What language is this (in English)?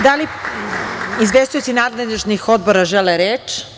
Serbian